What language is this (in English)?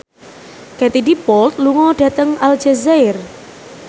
Javanese